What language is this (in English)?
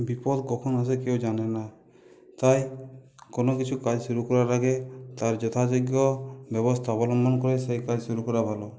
Bangla